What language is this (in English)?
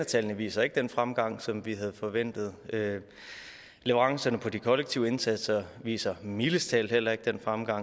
Danish